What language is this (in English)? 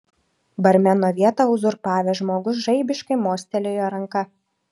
Lithuanian